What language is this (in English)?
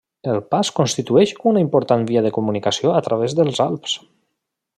Catalan